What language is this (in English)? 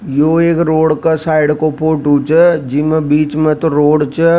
Rajasthani